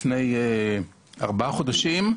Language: Hebrew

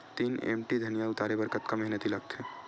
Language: Chhattisgarhi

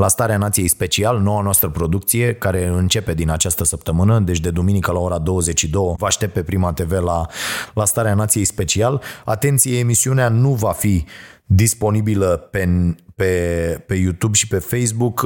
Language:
Romanian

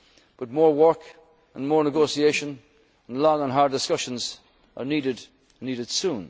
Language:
English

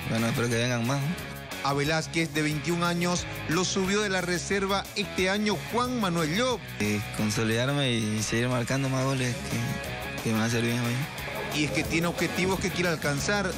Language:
Spanish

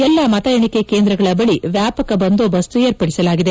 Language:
Kannada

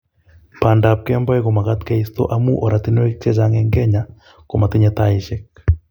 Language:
Kalenjin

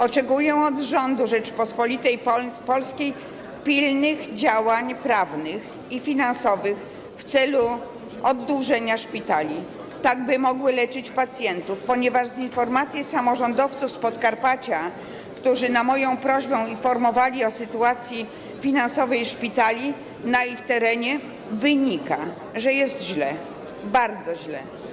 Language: Polish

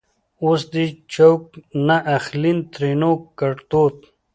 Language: Pashto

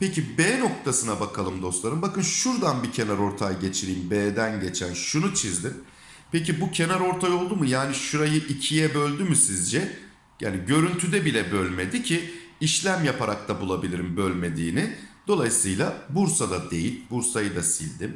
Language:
Turkish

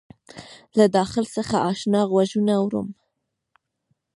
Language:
Pashto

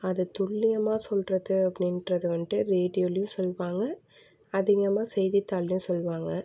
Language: Tamil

